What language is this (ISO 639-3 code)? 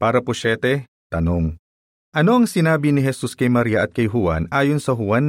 fil